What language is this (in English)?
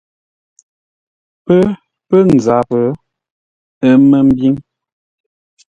Ngombale